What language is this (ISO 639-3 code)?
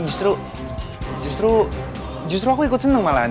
ind